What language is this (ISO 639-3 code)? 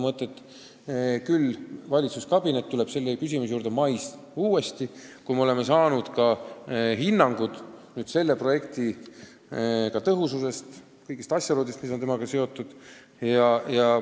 est